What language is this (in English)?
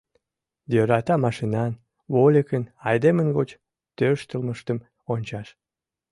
Mari